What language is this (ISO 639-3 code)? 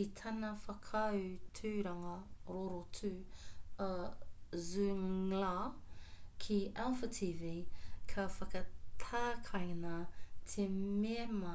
mri